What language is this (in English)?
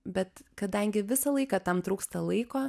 Lithuanian